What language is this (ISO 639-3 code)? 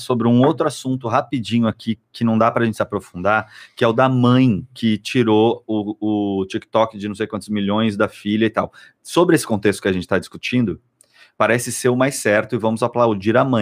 por